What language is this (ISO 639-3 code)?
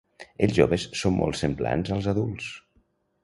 cat